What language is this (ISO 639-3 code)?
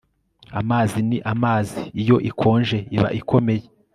kin